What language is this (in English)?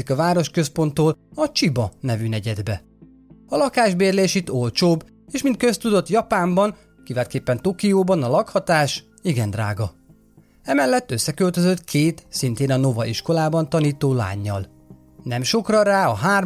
Hungarian